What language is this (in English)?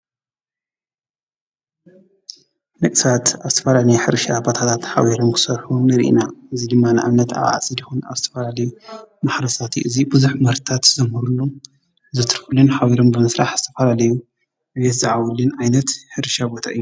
Tigrinya